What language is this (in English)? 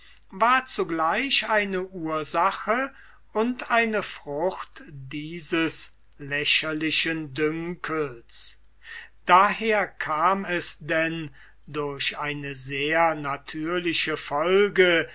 German